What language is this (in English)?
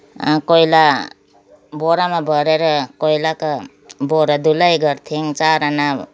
Nepali